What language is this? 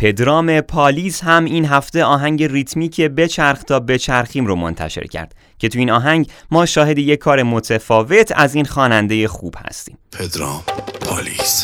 Persian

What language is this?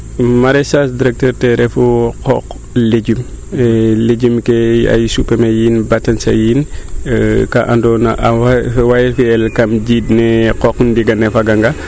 Serer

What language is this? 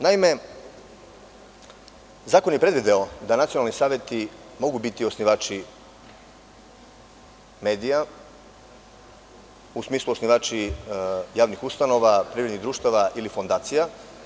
Serbian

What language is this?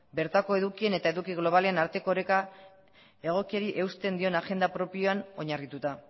Basque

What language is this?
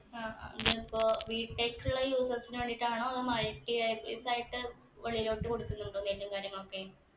Malayalam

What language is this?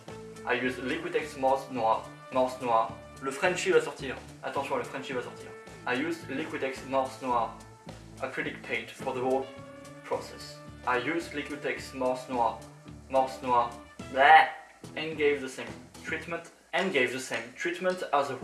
English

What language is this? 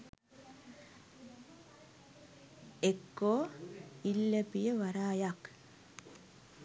Sinhala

